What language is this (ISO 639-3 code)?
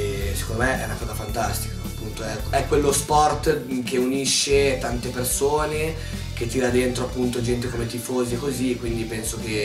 ita